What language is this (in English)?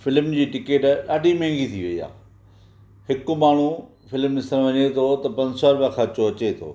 Sindhi